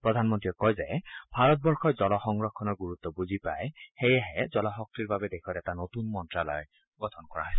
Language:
Assamese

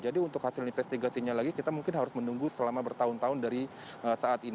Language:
Indonesian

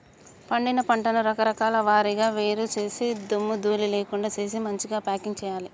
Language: Telugu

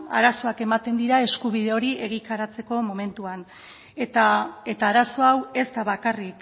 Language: Basque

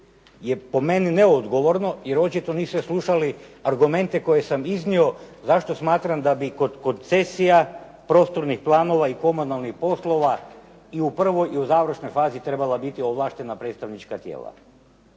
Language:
Croatian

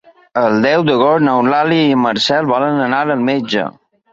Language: Catalan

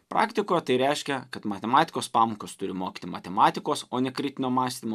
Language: Lithuanian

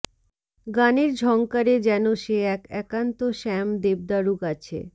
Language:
Bangla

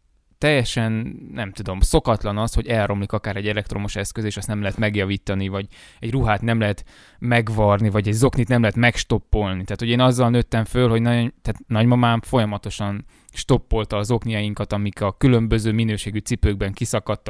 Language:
Hungarian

